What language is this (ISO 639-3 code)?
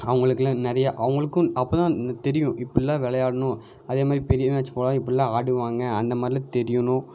tam